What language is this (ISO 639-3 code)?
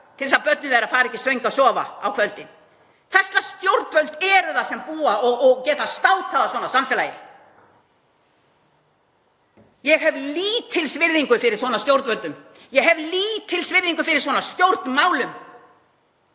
isl